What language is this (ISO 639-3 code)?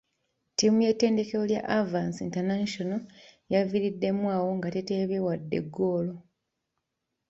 lug